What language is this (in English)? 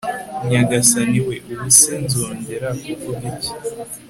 Kinyarwanda